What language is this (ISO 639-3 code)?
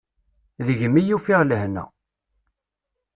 kab